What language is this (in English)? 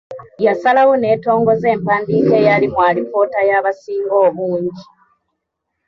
Ganda